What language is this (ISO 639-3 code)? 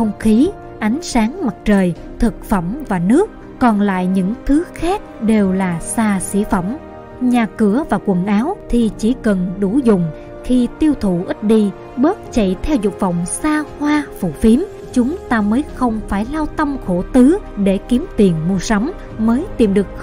vie